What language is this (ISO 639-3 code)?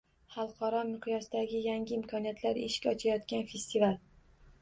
uzb